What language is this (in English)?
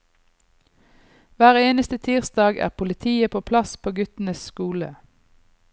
Norwegian